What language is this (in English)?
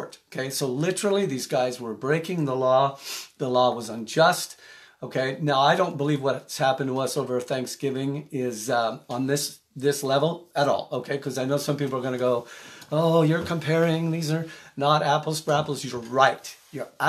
English